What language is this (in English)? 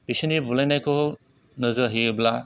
Bodo